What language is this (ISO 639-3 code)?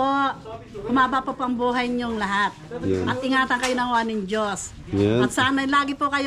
fil